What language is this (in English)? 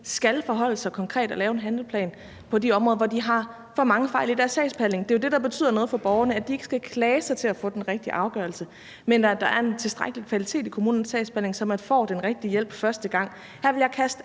Danish